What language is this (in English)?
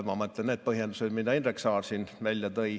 Estonian